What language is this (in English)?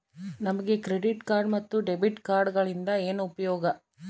Kannada